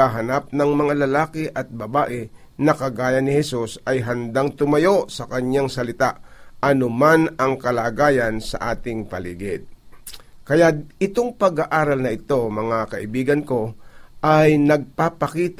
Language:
Filipino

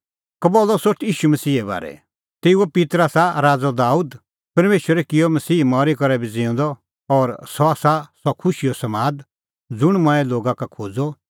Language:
Kullu Pahari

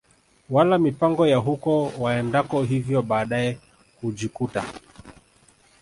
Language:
Swahili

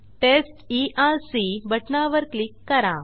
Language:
Marathi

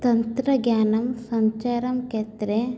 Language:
Sanskrit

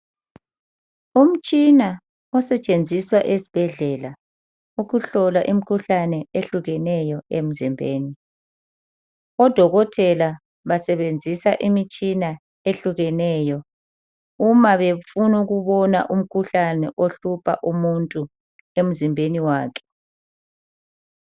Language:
North Ndebele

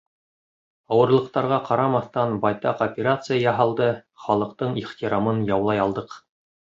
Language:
Bashkir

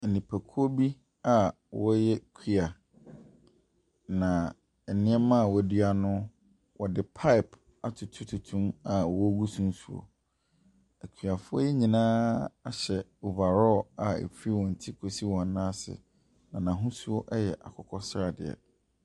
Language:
Akan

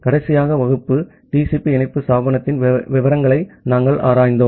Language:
Tamil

